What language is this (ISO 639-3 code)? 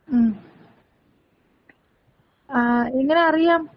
mal